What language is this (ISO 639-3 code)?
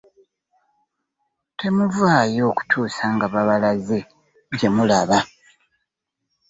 lug